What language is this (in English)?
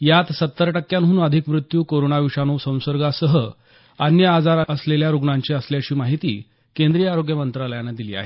Marathi